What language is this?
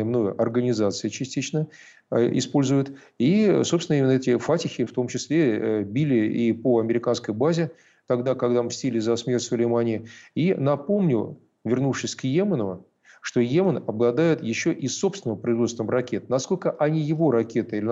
Russian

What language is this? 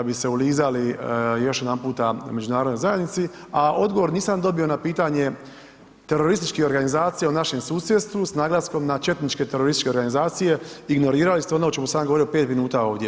Croatian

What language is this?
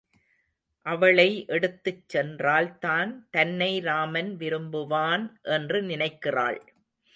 Tamil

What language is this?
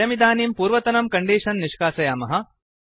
Sanskrit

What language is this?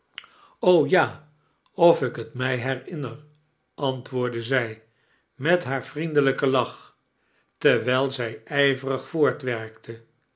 Dutch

